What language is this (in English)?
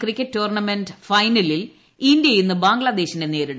Malayalam